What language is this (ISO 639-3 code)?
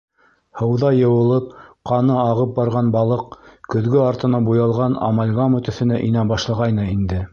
bak